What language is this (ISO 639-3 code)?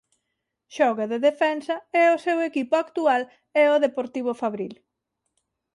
glg